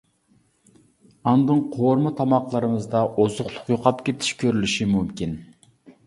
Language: Uyghur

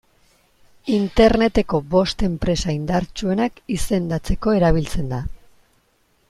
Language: Basque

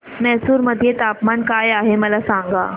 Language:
Marathi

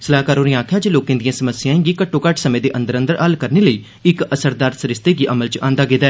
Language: Dogri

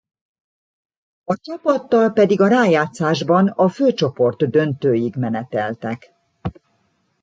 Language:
Hungarian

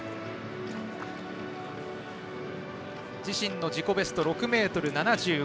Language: Japanese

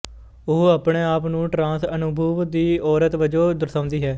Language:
Punjabi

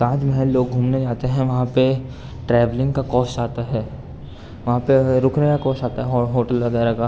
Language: Urdu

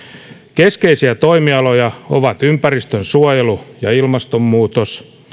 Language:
Finnish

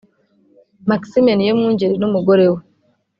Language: Kinyarwanda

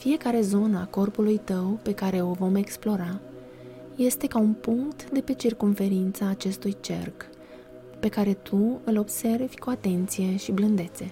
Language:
Romanian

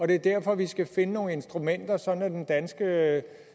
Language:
Danish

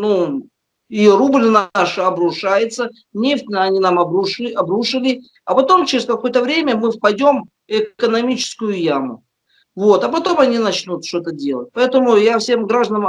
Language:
Russian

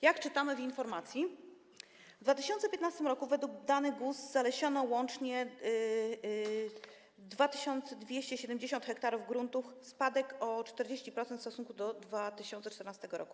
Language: Polish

